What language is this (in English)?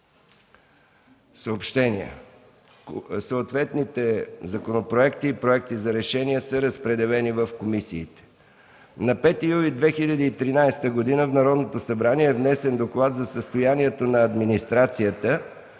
Bulgarian